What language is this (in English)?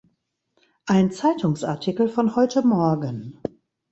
German